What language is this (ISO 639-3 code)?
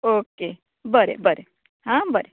kok